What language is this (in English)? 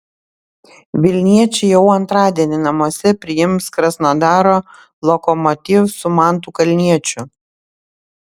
Lithuanian